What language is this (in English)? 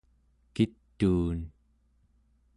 Central Yupik